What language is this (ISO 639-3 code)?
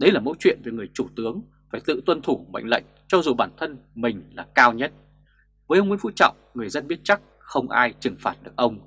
vie